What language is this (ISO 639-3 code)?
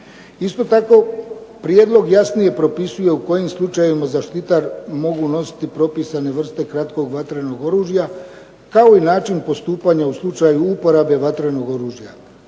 hrv